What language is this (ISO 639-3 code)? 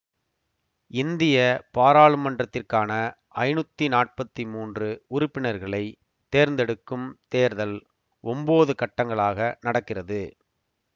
tam